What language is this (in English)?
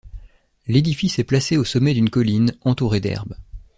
French